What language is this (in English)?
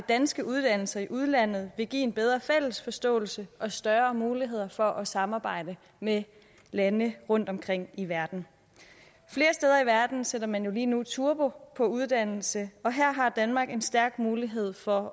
Danish